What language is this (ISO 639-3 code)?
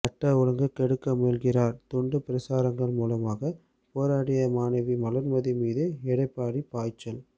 tam